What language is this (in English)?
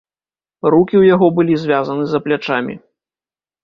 Belarusian